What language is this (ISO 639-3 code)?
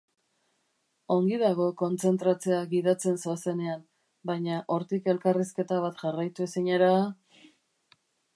eus